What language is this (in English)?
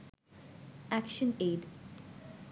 Bangla